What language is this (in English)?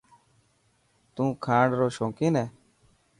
Dhatki